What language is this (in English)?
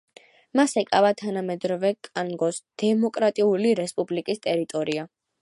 Georgian